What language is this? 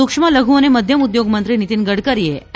Gujarati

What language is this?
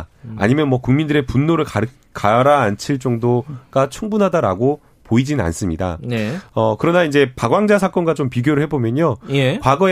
Korean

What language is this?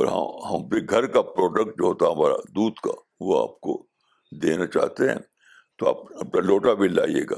Urdu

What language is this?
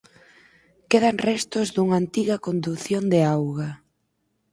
Galician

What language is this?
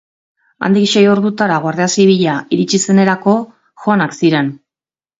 Basque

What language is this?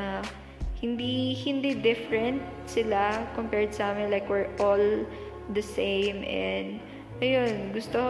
Filipino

